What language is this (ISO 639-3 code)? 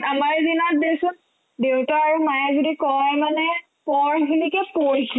asm